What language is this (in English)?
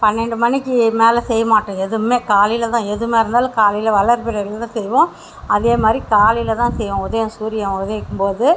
Tamil